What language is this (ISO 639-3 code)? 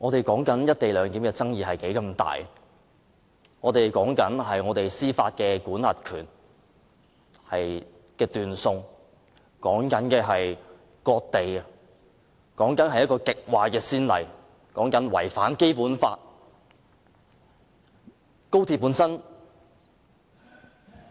yue